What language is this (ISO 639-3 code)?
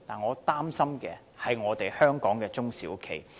yue